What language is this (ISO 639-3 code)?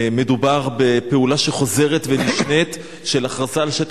heb